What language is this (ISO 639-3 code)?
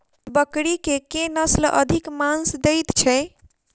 mai